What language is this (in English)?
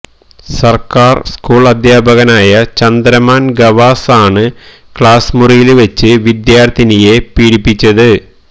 Malayalam